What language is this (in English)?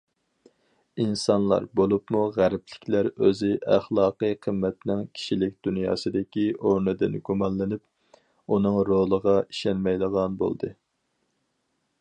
Uyghur